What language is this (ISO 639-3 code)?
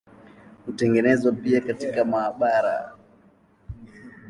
swa